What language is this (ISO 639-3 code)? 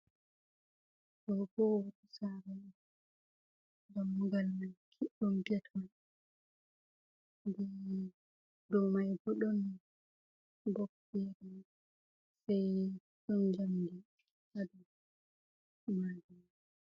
ful